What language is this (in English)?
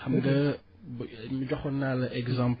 Wolof